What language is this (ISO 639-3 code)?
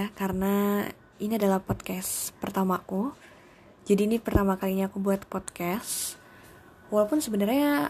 ind